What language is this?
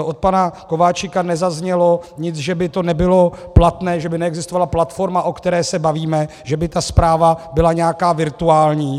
Czech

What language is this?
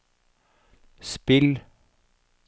Norwegian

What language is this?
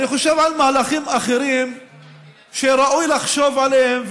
Hebrew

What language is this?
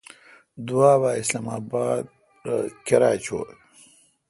Kalkoti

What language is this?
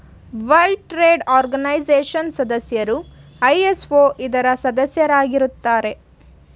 Kannada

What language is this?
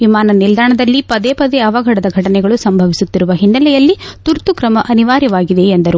Kannada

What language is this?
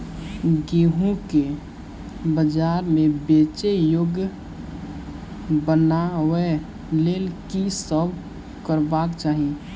Maithili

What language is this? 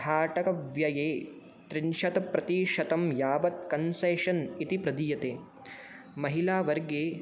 Sanskrit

